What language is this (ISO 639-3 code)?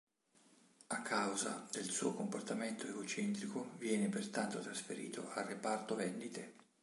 ita